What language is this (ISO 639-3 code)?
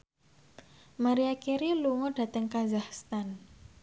jav